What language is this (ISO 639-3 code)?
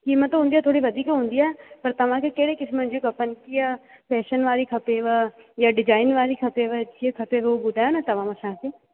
snd